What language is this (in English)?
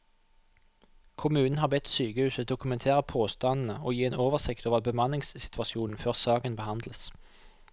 Norwegian